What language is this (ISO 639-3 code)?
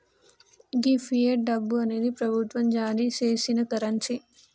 tel